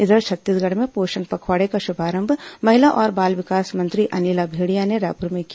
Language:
Hindi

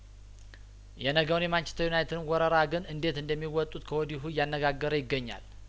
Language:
Amharic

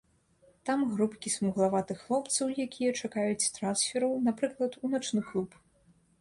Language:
Belarusian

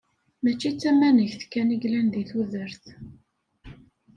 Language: Kabyle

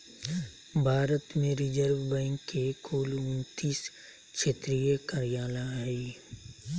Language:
Magahi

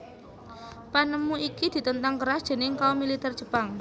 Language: Javanese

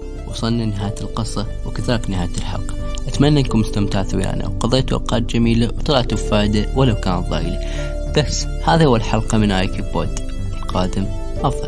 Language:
Arabic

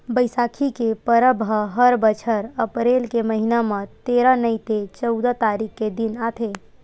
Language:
Chhattisgarhi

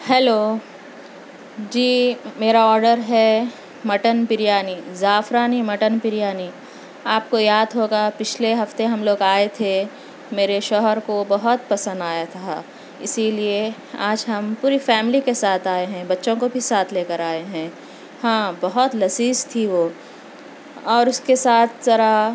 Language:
Urdu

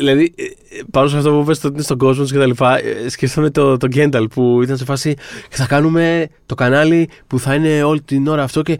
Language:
Greek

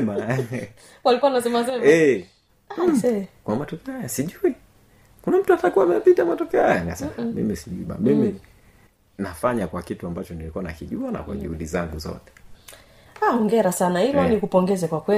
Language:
Swahili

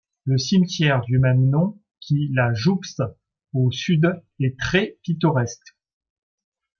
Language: French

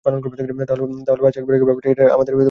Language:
Bangla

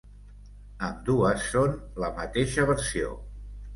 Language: Catalan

